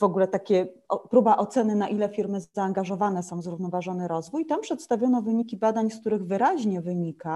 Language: Polish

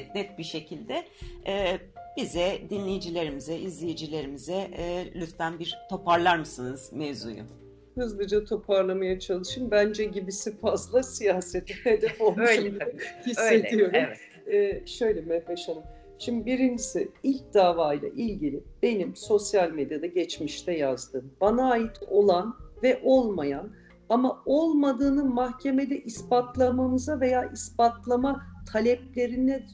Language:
Turkish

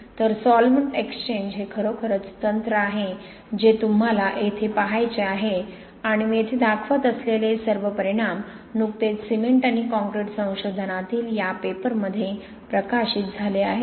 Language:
Marathi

